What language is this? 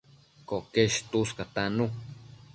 Matsés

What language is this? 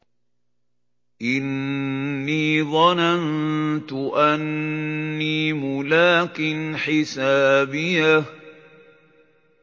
Arabic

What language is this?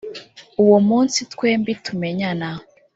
Kinyarwanda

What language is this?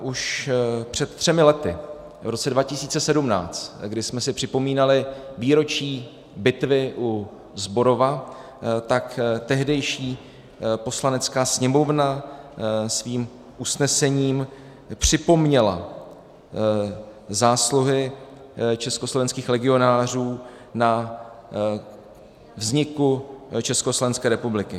Czech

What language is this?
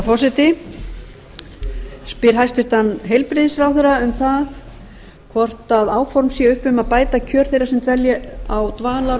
Icelandic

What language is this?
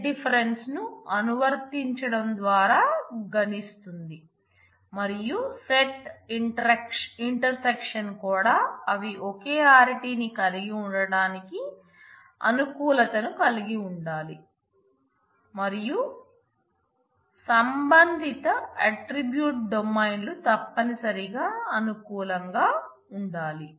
Telugu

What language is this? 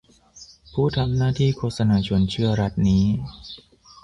Thai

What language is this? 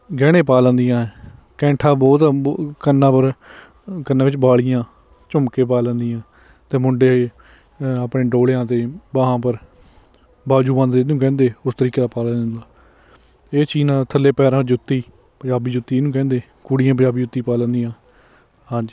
Punjabi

